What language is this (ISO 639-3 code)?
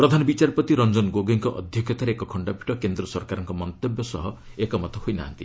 ori